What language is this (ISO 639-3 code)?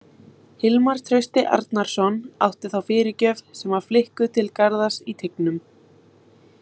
isl